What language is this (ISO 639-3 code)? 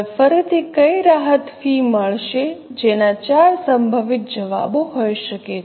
guj